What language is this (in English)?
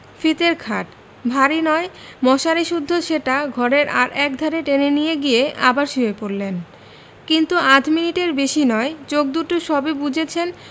Bangla